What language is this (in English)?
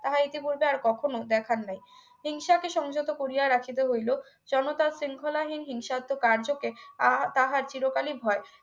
Bangla